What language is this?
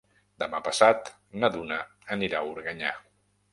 Catalan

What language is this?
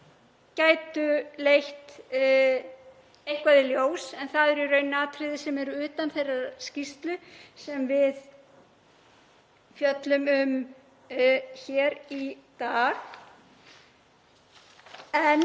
Icelandic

